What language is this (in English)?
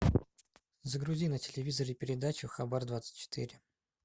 Russian